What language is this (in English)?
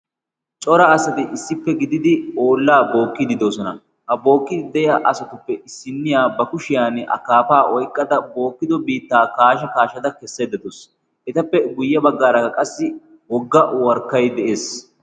Wolaytta